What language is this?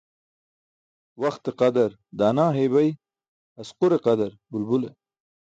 Burushaski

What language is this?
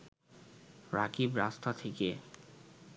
Bangla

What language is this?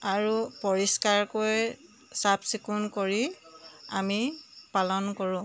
Assamese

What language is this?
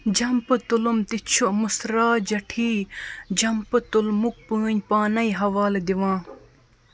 Kashmiri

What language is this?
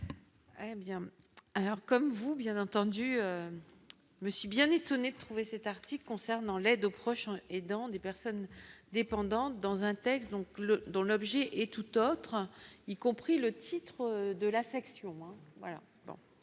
French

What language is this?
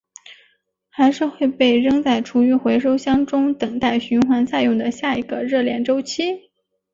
Chinese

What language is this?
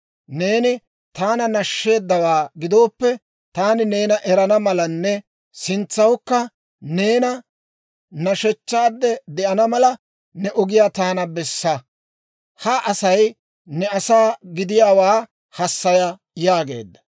Dawro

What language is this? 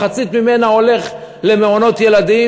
Hebrew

